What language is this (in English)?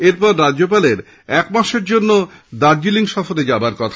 Bangla